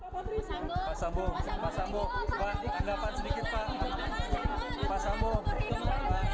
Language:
Indonesian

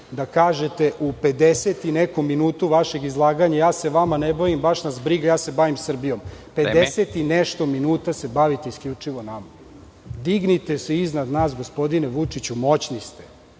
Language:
Serbian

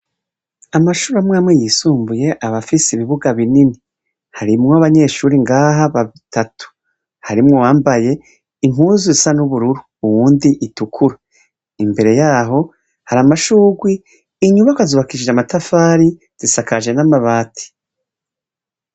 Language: Rundi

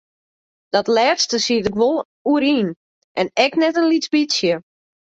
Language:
Western Frisian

